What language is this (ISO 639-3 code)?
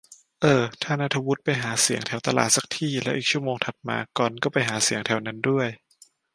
tha